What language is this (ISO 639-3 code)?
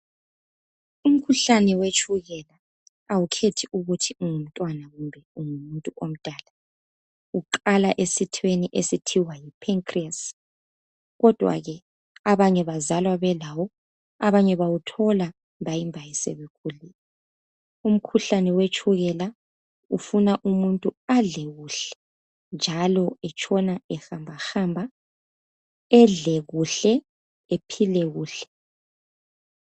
nde